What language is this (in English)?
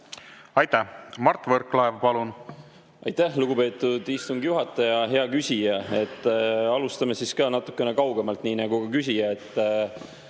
Estonian